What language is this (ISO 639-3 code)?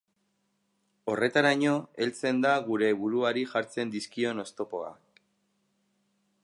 eus